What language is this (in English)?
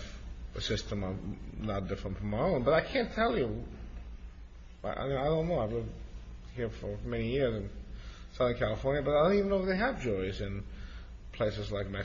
English